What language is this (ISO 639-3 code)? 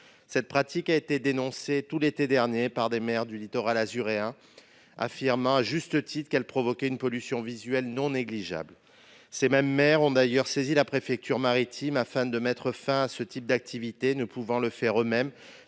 fra